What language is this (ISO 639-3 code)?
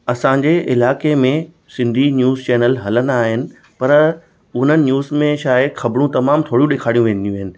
snd